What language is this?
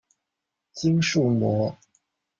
Chinese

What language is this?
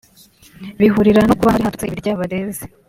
Kinyarwanda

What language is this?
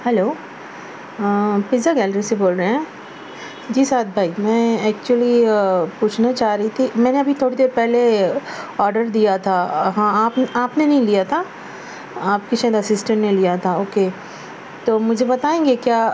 Urdu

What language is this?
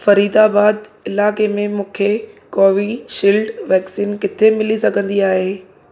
Sindhi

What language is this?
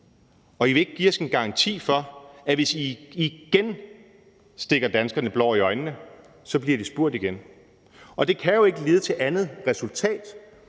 Danish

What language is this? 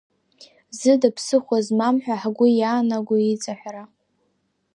Abkhazian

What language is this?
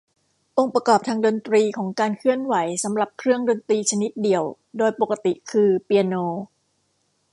Thai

